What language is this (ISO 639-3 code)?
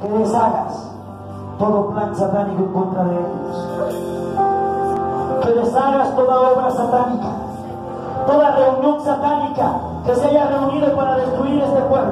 spa